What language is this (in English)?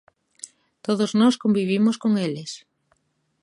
Galician